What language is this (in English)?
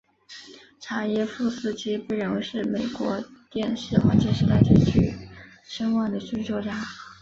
Chinese